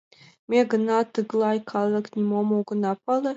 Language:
Mari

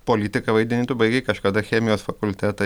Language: Lithuanian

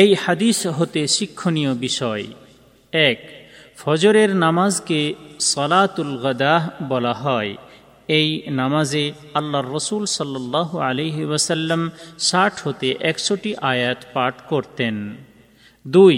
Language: Bangla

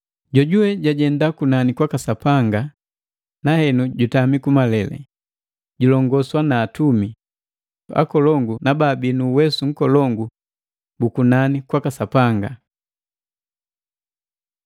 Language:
Matengo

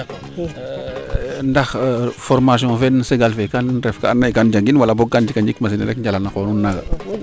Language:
Serer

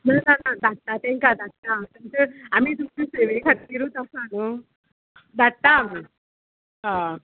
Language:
Konkani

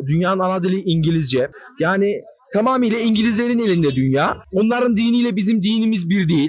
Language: Turkish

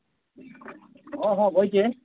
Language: Odia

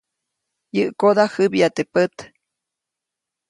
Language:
Copainalá Zoque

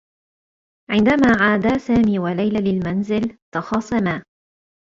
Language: Arabic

